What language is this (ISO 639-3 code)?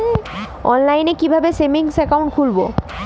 ben